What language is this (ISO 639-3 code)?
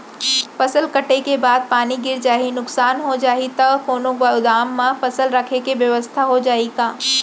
hne